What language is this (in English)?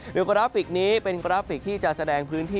Thai